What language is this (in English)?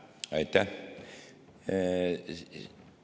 Estonian